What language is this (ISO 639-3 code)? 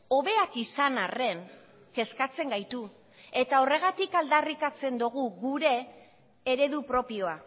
eus